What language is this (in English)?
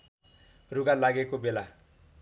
Nepali